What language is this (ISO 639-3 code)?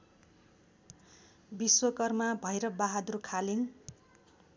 nep